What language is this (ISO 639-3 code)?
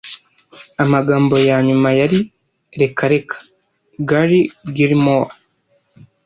kin